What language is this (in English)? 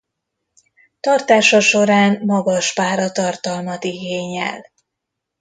Hungarian